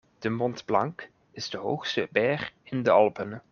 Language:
Dutch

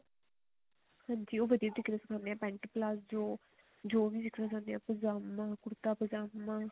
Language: Punjabi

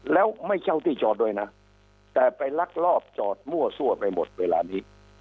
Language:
Thai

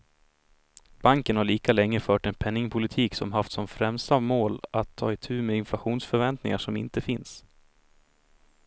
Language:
Swedish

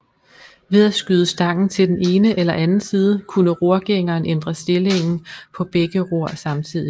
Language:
Danish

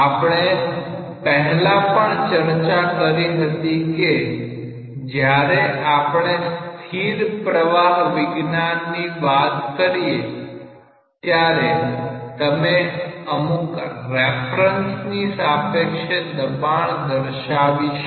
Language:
Gujarati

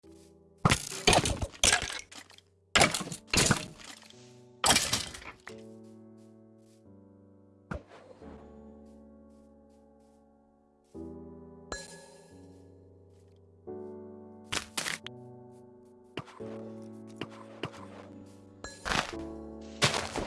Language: English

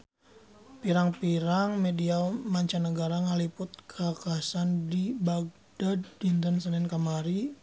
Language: Sundanese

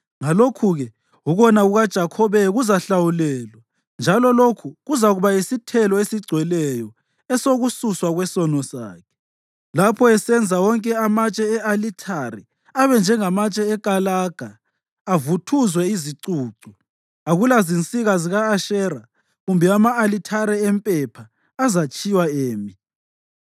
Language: North Ndebele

